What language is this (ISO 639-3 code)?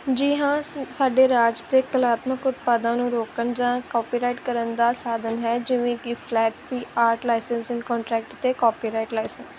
pan